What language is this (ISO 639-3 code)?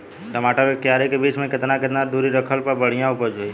bho